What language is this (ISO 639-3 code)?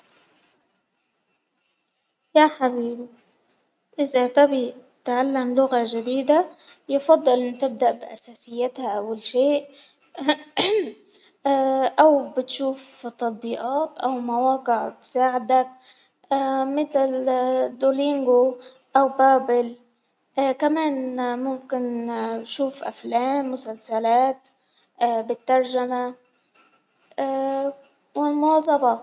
acw